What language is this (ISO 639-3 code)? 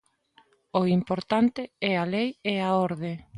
glg